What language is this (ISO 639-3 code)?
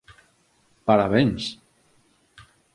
glg